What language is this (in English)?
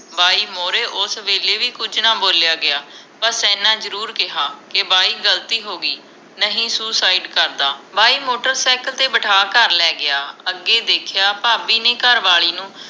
Punjabi